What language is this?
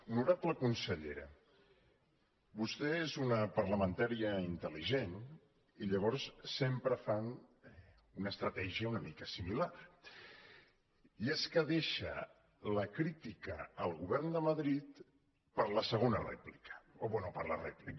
Catalan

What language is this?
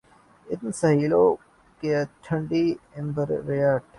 Urdu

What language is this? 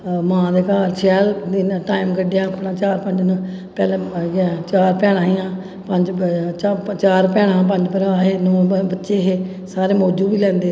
Dogri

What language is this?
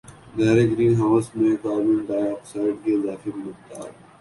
Urdu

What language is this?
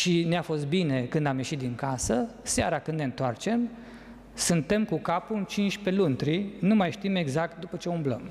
Romanian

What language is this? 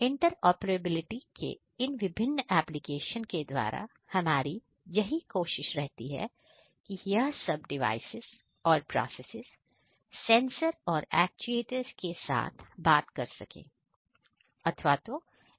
Hindi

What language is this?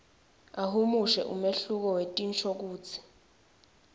Swati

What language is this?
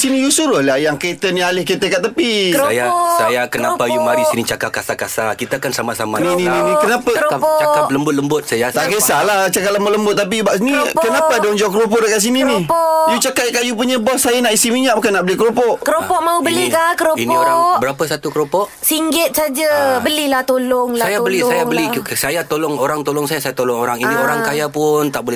Malay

